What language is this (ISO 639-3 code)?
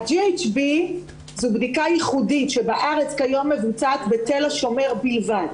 heb